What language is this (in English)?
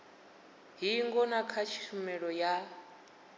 Venda